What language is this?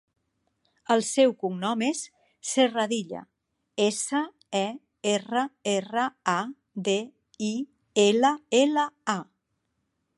Catalan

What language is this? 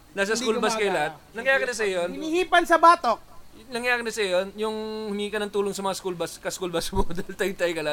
Filipino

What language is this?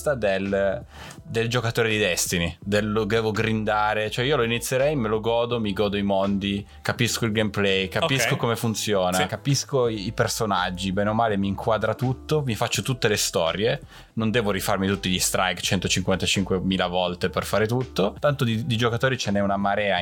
Italian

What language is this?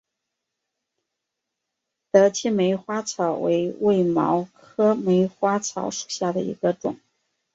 Chinese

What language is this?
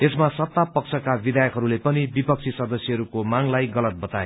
Nepali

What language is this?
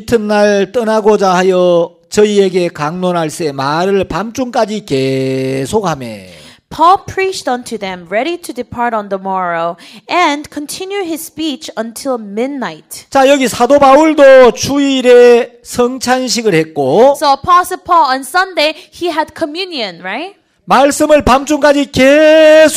Korean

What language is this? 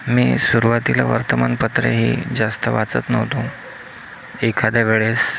Marathi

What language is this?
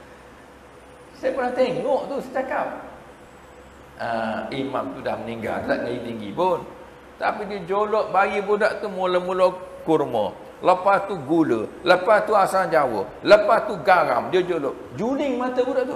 Malay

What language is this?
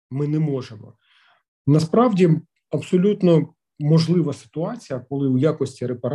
Ukrainian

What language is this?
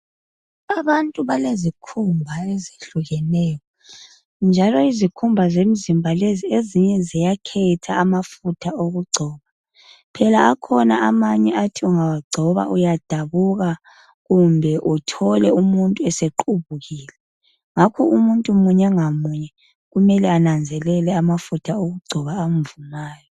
North Ndebele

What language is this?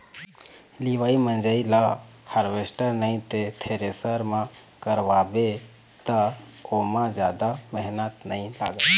Chhattisgarhi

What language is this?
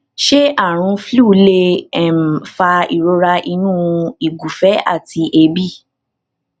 Yoruba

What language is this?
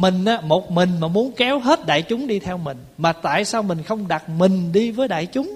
Vietnamese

